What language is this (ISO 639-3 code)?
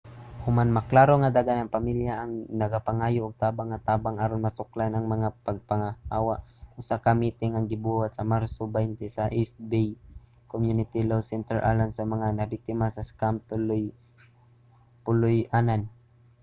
ceb